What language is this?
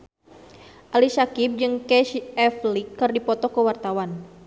Sundanese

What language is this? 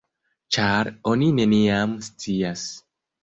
Esperanto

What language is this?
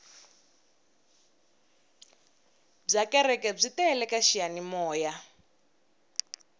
Tsonga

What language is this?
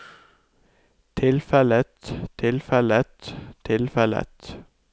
Norwegian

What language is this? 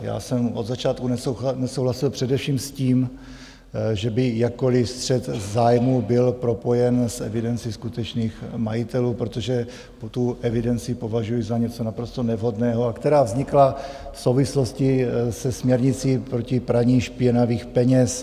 Czech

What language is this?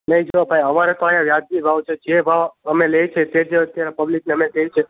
Gujarati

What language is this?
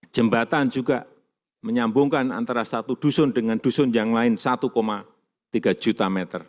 Indonesian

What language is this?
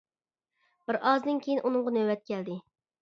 Uyghur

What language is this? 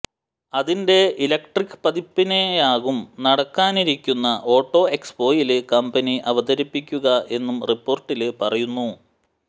Malayalam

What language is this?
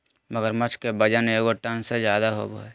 Magahi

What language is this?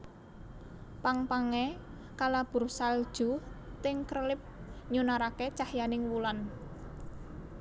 Javanese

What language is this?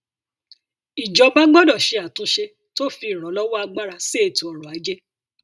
Yoruba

